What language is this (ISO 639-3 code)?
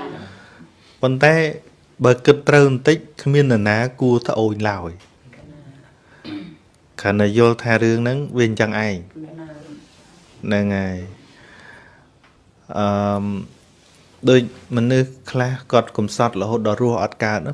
vie